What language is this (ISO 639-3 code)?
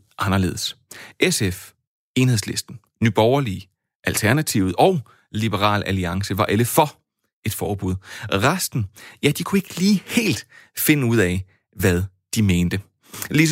dan